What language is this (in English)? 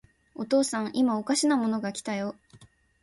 Japanese